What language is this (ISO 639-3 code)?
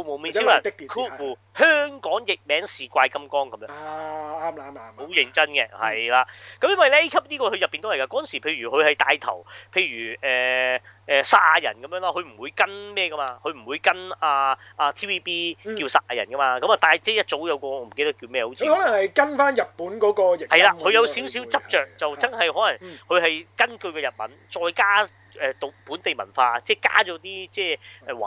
zho